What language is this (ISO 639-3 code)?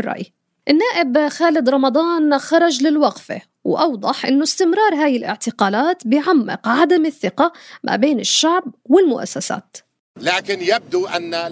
ara